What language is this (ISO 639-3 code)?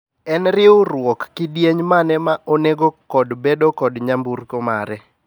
luo